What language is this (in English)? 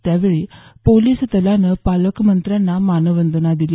Marathi